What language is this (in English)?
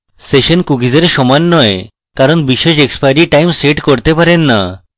Bangla